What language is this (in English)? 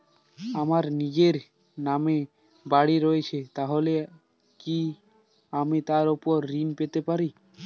Bangla